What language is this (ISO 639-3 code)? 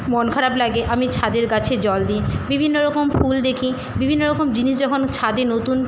ben